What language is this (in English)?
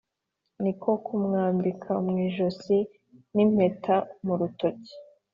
Kinyarwanda